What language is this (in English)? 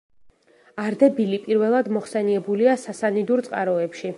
Georgian